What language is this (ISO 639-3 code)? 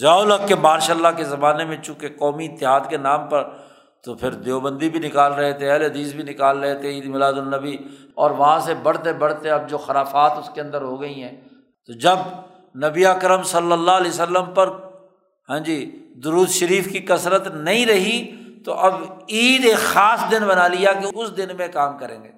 urd